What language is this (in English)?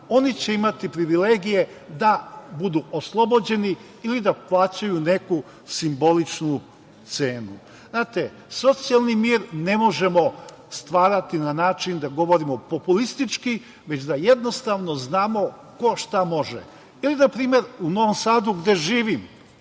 Serbian